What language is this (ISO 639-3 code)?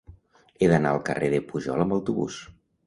cat